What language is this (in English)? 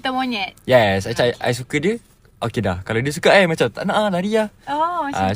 Malay